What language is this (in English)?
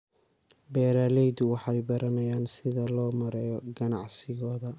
Somali